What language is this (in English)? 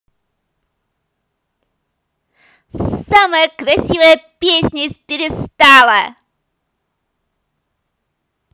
Russian